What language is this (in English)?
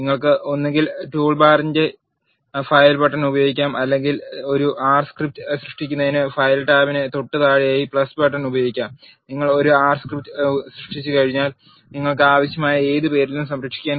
Malayalam